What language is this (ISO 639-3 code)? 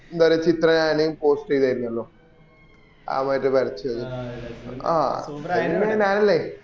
mal